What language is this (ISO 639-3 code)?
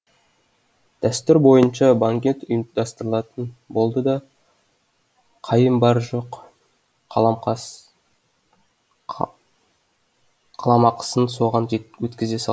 kaz